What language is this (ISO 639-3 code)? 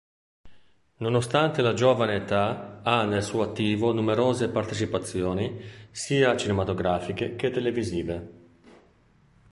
ita